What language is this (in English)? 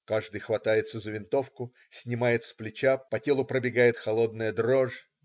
Russian